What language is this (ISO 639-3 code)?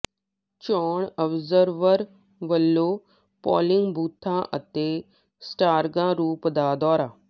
pan